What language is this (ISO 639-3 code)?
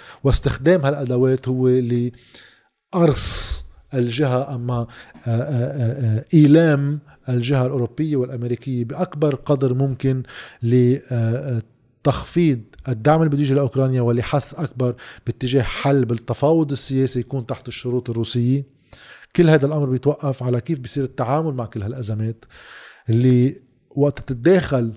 ara